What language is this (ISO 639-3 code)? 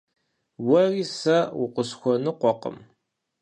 kbd